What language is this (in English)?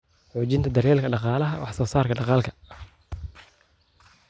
Somali